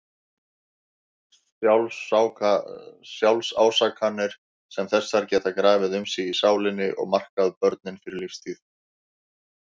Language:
Icelandic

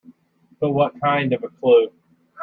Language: English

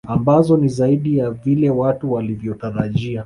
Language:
Swahili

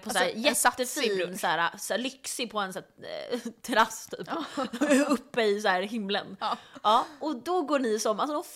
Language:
Swedish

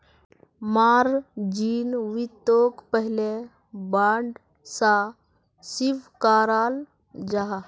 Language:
Magahi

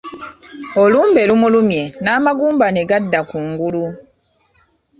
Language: Ganda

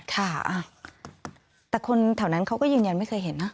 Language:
Thai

